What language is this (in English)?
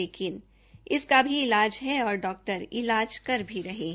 Hindi